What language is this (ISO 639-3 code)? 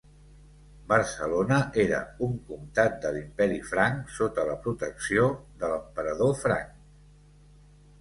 cat